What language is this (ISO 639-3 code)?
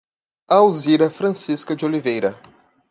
por